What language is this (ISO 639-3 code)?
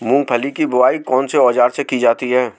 hin